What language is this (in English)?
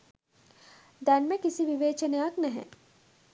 Sinhala